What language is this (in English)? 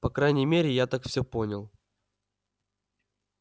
Russian